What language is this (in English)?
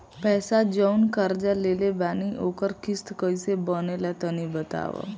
Bhojpuri